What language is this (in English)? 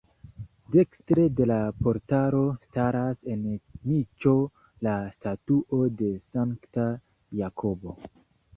Esperanto